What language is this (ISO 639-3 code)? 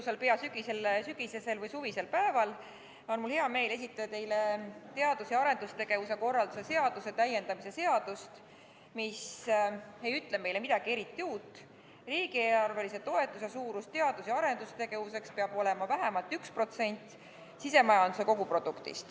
est